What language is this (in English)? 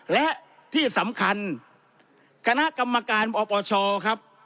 Thai